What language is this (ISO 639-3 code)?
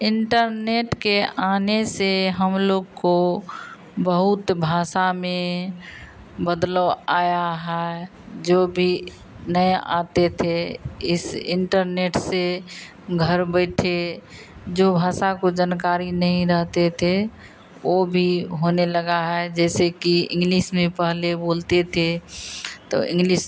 hin